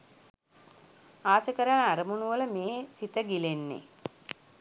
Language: Sinhala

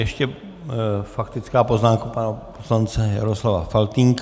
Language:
Czech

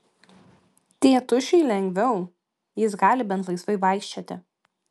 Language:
Lithuanian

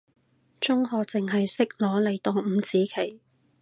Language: Cantonese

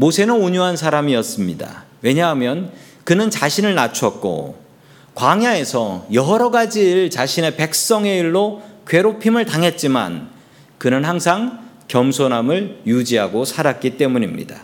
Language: Korean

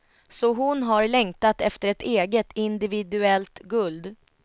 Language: Swedish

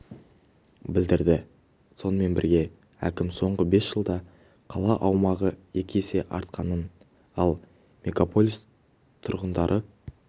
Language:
Kazakh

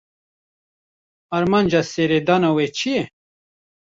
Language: Kurdish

